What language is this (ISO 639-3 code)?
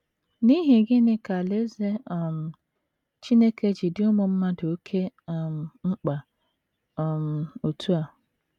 ibo